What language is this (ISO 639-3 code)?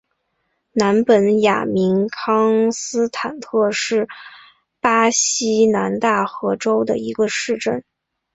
zho